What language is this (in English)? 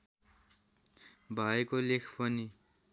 Nepali